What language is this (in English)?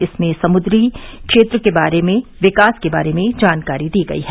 Hindi